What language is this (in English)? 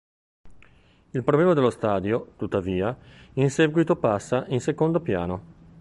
Italian